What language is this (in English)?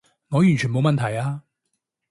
Cantonese